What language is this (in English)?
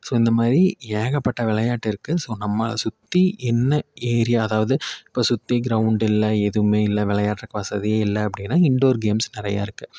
Tamil